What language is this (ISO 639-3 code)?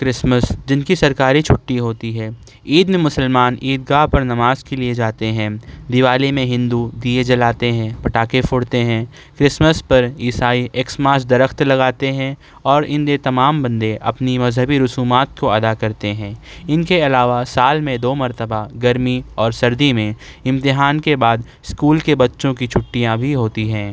urd